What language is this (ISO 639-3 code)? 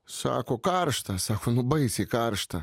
lit